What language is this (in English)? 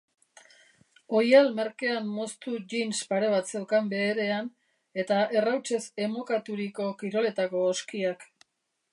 Basque